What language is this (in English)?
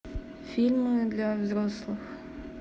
Russian